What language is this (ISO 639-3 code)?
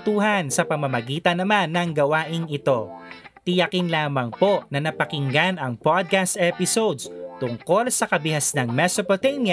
fil